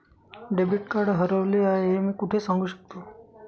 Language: Marathi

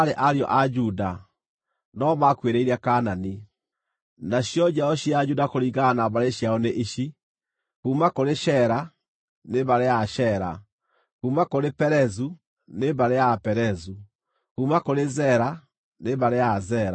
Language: Kikuyu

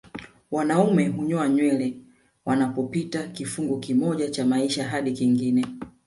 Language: Swahili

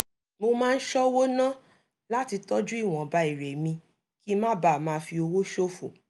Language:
Yoruba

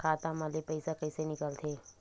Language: Chhattisgarhi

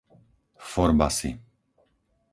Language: Slovak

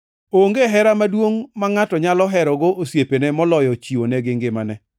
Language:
Luo (Kenya and Tanzania)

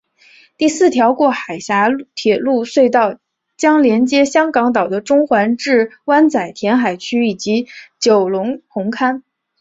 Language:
Chinese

